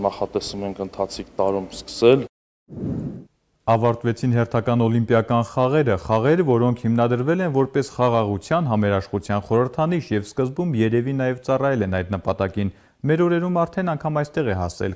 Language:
Turkish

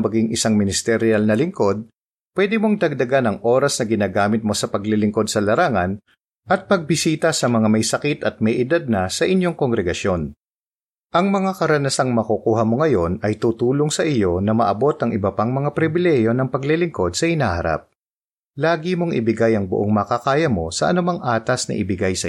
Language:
Filipino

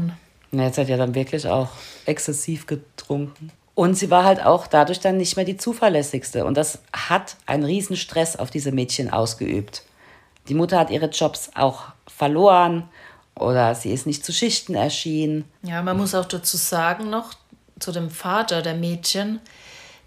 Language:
German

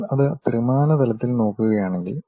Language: Malayalam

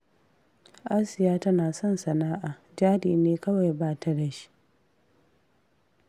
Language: Hausa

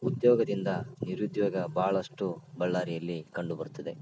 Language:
Kannada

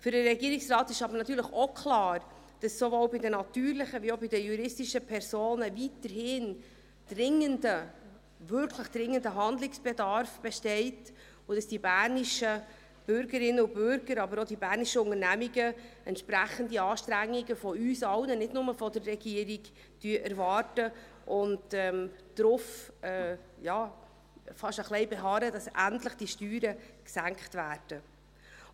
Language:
Swiss German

